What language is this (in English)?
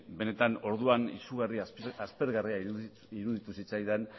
Basque